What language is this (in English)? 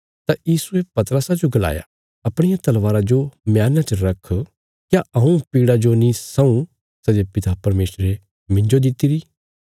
Bilaspuri